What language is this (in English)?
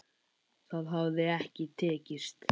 Icelandic